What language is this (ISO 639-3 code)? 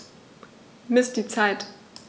deu